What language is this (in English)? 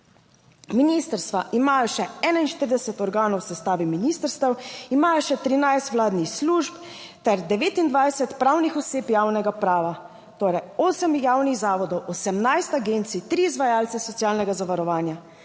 Slovenian